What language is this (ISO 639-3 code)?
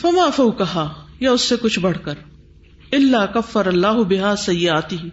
urd